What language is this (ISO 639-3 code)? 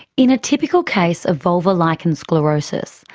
eng